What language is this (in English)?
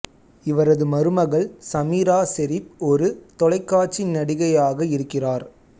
Tamil